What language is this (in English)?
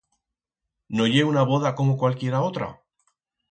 Aragonese